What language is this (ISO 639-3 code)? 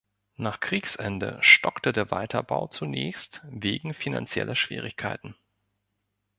deu